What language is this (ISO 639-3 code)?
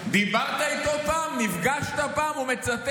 heb